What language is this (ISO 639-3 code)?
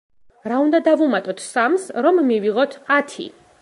kat